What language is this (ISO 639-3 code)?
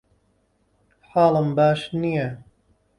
ckb